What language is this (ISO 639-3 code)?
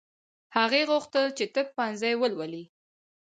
pus